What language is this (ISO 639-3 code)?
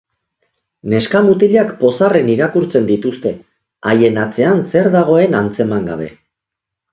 eus